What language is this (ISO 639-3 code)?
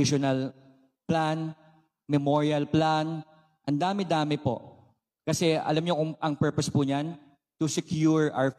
fil